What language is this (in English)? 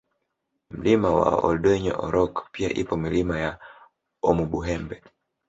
Swahili